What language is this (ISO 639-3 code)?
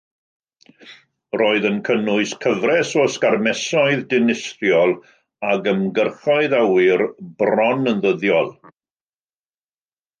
cym